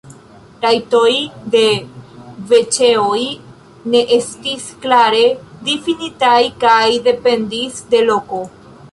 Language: Esperanto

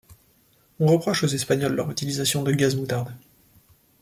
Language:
French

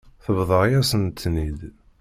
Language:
Kabyle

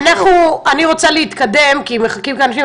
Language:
Hebrew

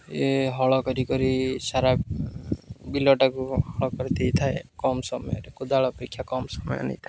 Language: Odia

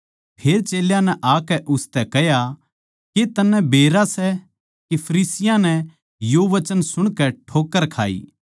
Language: Haryanvi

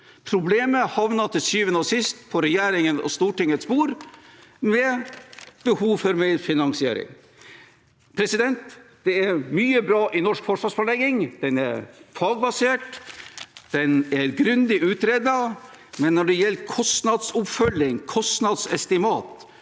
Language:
Norwegian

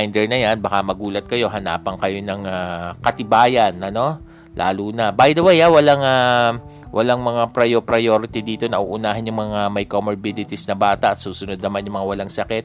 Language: Filipino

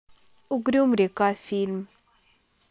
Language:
Russian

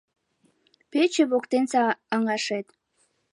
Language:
Mari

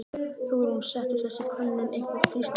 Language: Icelandic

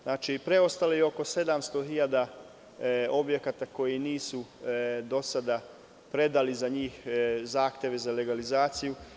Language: Serbian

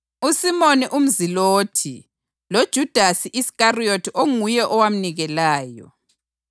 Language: North Ndebele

